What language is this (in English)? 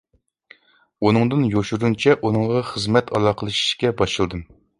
Uyghur